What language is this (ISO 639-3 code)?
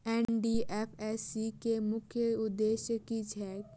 mai